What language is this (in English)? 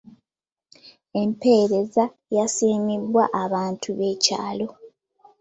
Ganda